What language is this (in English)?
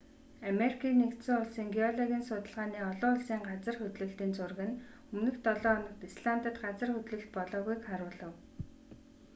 Mongolian